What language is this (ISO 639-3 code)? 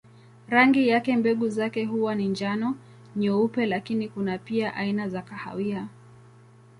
swa